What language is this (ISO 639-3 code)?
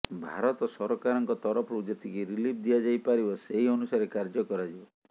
ori